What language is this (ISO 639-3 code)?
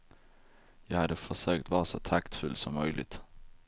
swe